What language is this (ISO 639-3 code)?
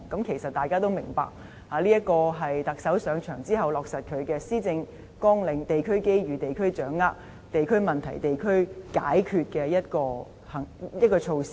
yue